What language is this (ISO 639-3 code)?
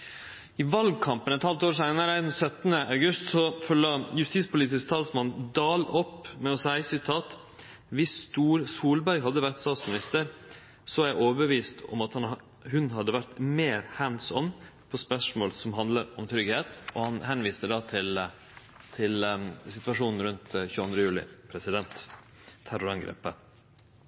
nno